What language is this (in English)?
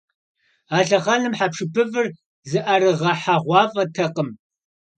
Kabardian